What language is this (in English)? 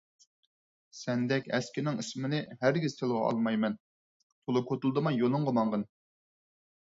Uyghur